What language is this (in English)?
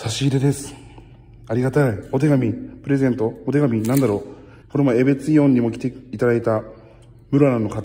Japanese